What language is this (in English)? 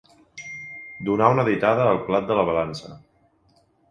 Catalan